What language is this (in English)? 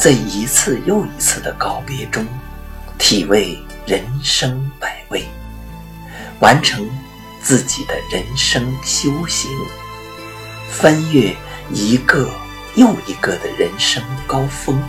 Chinese